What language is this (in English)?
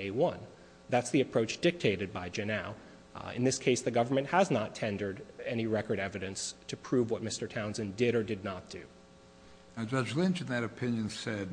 English